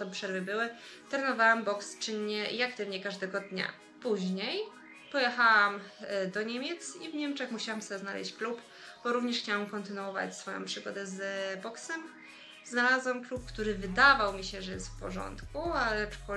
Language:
Polish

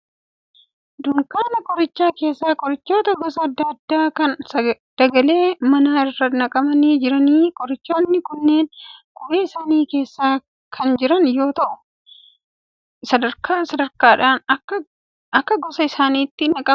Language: Oromo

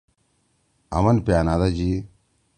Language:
Torwali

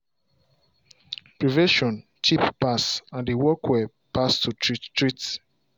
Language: Nigerian Pidgin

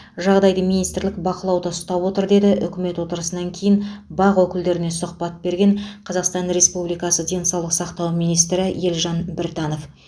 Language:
Kazakh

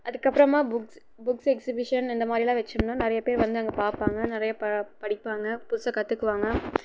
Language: Tamil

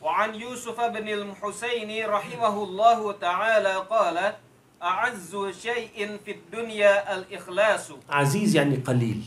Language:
Arabic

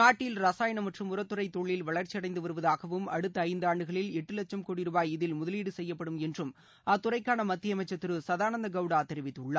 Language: Tamil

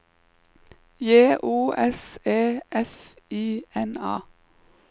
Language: Norwegian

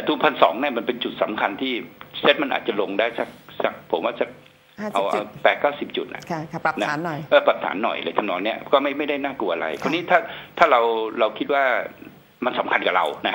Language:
Thai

